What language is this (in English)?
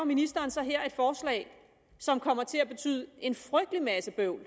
Danish